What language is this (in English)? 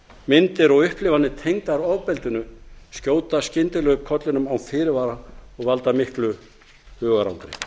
Icelandic